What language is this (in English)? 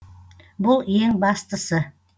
Kazakh